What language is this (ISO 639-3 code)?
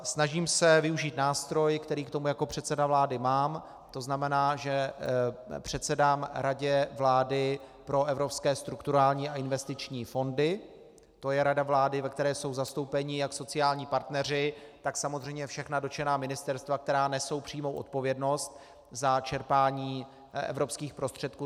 ces